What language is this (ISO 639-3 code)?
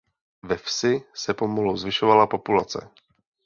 ces